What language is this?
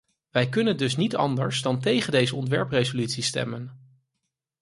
Dutch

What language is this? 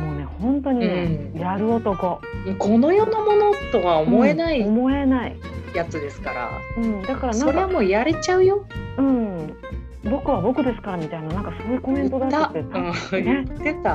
Japanese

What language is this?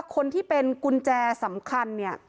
Thai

